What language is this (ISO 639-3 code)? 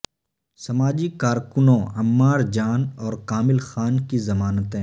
urd